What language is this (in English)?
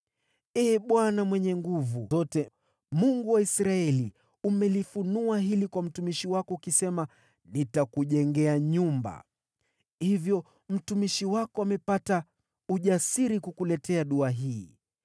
Swahili